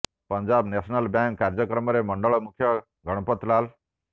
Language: Odia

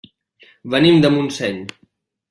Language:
Catalan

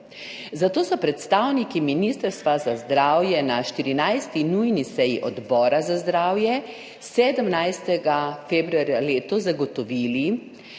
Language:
Slovenian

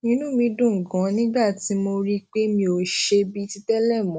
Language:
Yoruba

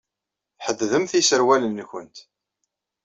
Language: Kabyle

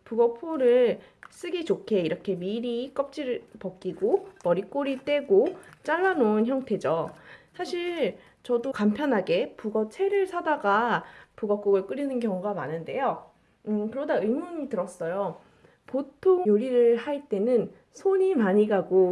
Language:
Korean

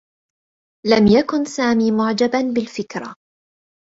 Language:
Arabic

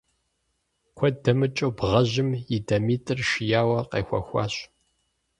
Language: Kabardian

